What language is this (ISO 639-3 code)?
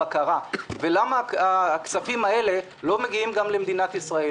heb